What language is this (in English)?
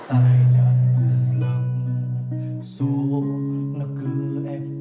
Vietnamese